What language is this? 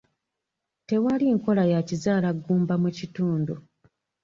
Ganda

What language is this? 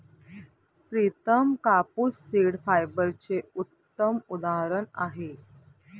Marathi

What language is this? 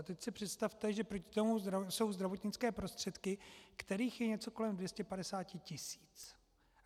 Czech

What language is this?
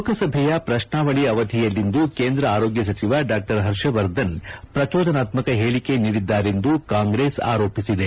Kannada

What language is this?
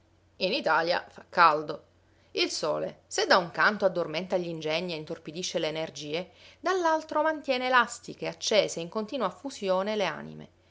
Italian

